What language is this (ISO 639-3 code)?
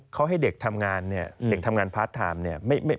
tha